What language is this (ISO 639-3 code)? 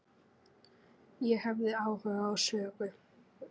isl